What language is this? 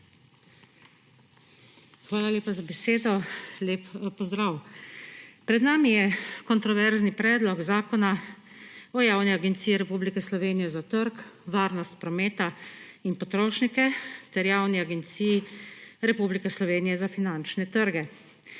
Slovenian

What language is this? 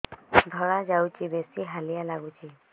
Odia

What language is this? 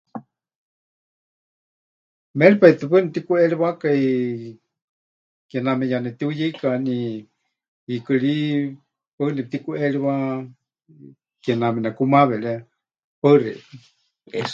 Huichol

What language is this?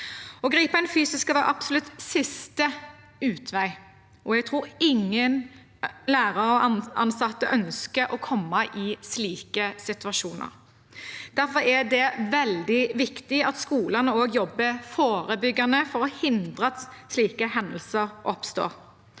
Norwegian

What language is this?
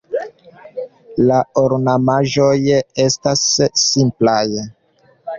Esperanto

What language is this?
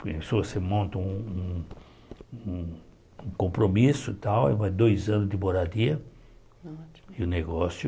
Portuguese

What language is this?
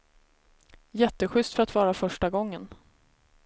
Swedish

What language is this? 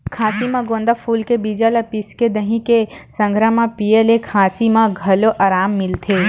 Chhattisgarhi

